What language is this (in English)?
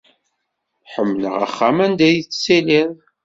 Kabyle